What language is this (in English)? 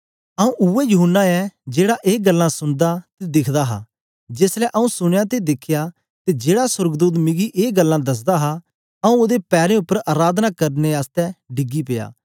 Dogri